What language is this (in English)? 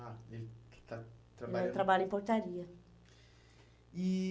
Portuguese